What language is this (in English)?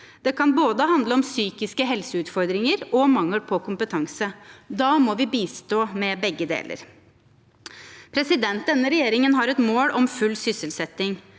Norwegian